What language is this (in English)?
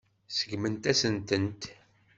Kabyle